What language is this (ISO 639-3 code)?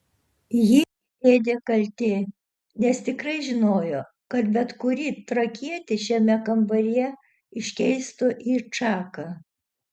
lit